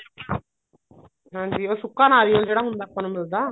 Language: Punjabi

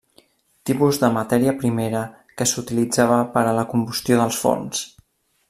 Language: Catalan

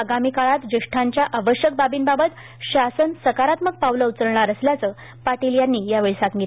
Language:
Marathi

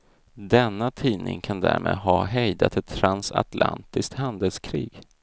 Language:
Swedish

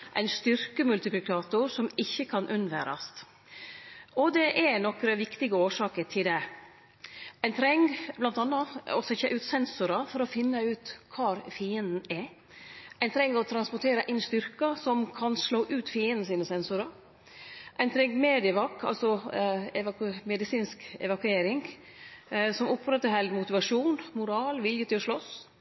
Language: Norwegian Nynorsk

